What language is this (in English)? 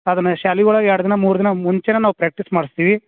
Kannada